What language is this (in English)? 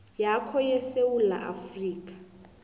South Ndebele